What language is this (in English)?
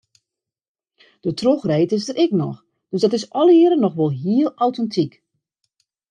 Western Frisian